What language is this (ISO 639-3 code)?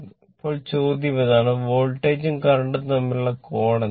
mal